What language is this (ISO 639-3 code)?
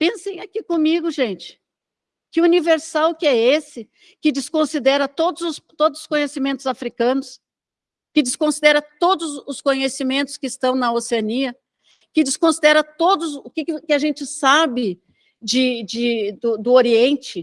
por